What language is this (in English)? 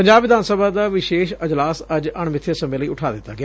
Punjabi